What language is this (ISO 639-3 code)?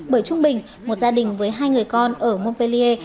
vie